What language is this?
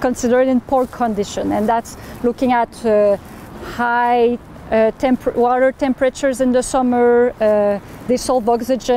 English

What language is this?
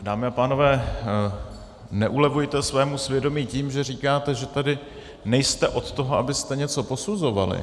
Czech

